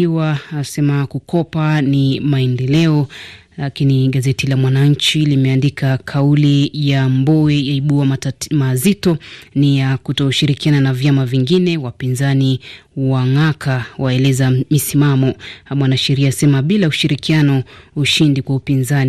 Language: Swahili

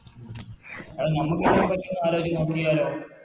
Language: Malayalam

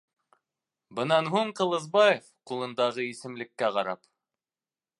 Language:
Bashkir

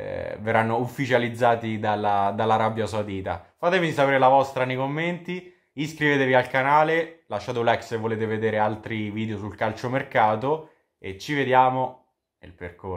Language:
Italian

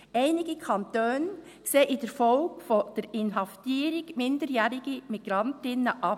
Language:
Swiss German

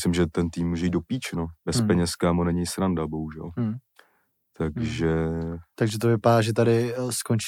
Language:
Czech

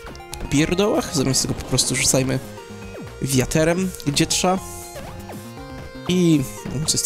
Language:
Polish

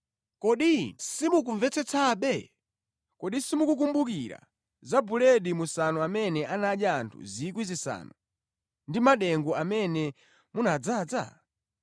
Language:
Nyanja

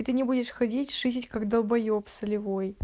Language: Russian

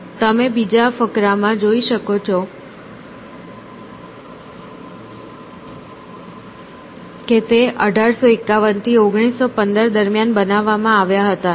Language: Gujarati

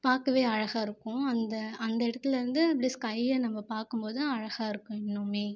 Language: Tamil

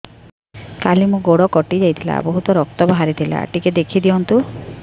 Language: Odia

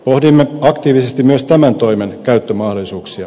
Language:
Finnish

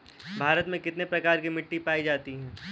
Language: Hindi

